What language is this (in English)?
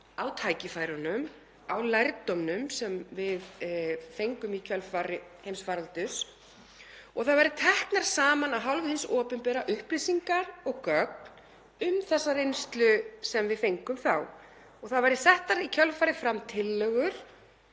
Icelandic